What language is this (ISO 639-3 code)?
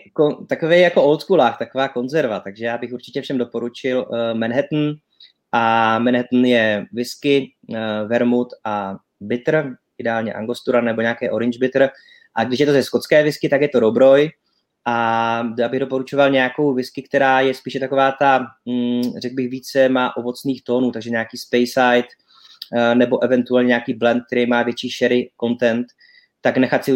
ces